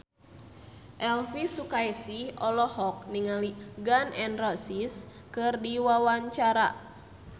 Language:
Sundanese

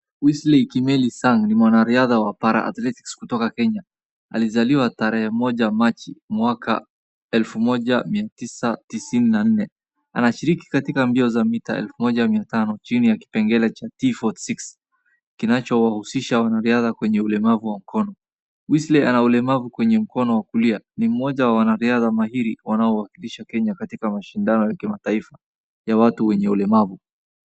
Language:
Swahili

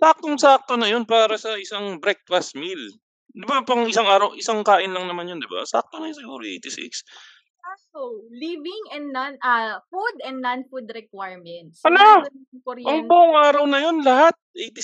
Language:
Filipino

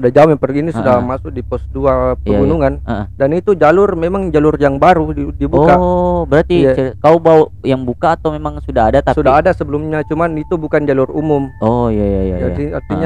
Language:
Indonesian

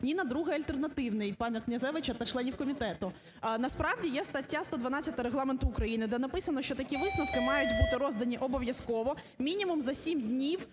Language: Ukrainian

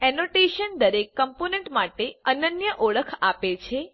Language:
Gujarati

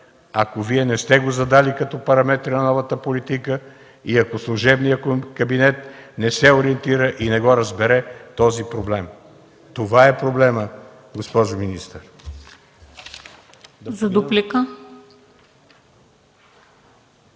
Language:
Bulgarian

